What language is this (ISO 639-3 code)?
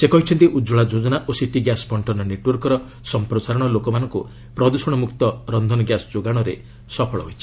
ori